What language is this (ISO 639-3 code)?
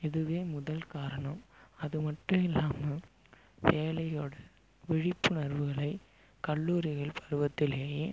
tam